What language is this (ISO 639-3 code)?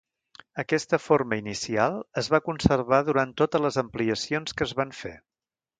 cat